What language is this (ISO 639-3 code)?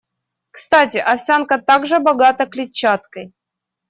rus